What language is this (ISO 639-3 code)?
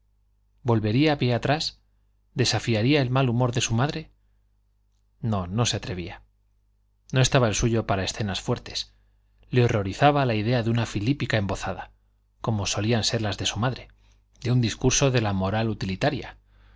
spa